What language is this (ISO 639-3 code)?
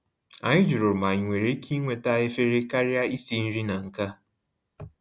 ibo